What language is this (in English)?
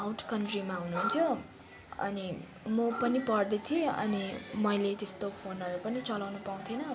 Nepali